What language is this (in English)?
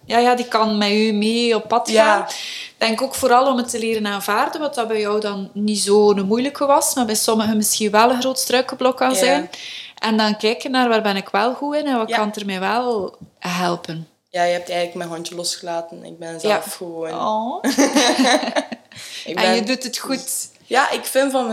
Dutch